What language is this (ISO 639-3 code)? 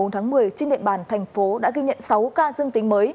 vie